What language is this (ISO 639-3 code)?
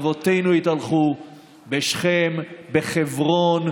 heb